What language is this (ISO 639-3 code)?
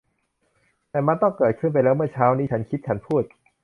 tha